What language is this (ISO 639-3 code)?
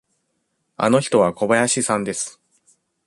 jpn